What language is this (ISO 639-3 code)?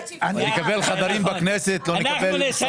heb